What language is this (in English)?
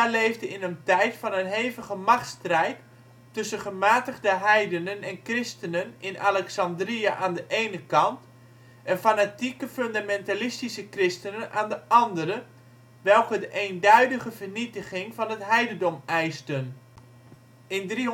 Dutch